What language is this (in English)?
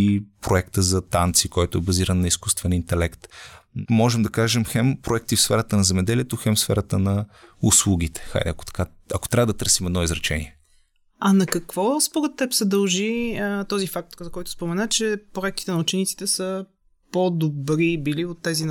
Bulgarian